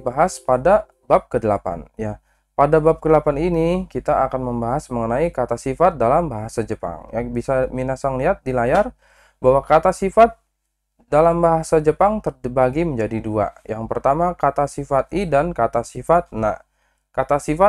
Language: Indonesian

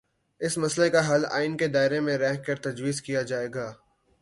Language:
Urdu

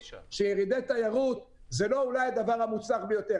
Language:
Hebrew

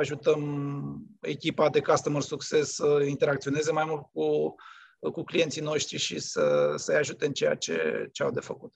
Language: Romanian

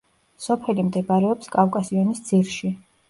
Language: Georgian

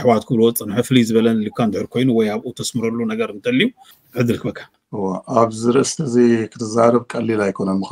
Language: Arabic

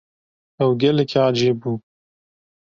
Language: Kurdish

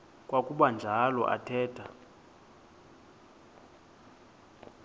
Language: Xhosa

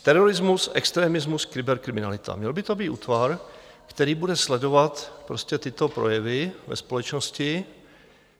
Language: Czech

